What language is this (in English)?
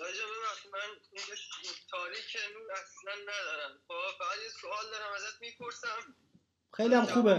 Persian